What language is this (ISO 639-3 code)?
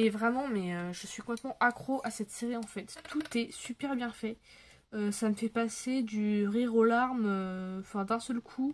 fra